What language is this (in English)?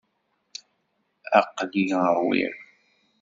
Kabyle